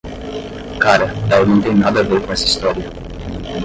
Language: Portuguese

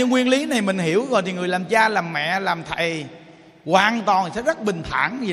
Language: Vietnamese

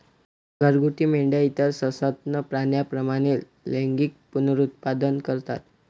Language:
Marathi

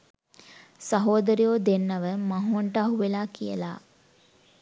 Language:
Sinhala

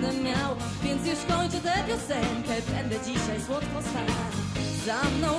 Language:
Bulgarian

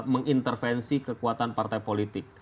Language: Indonesian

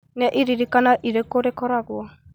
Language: Kikuyu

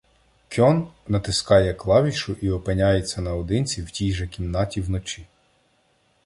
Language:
Ukrainian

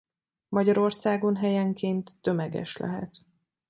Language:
Hungarian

